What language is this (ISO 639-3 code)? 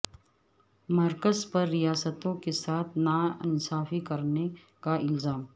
urd